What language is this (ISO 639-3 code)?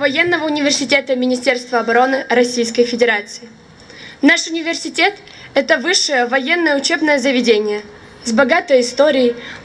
rus